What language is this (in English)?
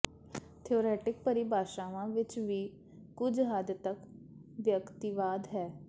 Punjabi